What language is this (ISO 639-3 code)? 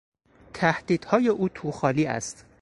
fas